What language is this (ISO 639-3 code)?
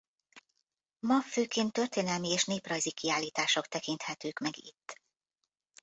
hun